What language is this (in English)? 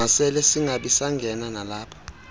Xhosa